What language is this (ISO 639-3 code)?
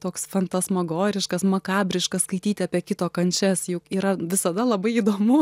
lit